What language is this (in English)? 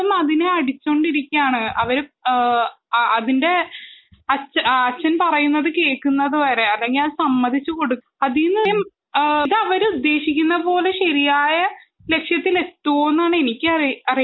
Malayalam